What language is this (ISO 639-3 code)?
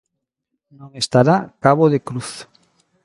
glg